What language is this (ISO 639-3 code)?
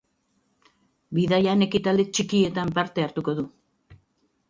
eus